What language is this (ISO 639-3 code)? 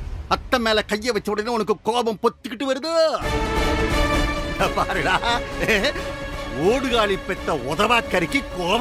tam